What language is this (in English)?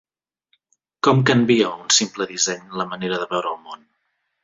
Catalan